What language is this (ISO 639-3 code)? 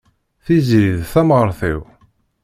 kab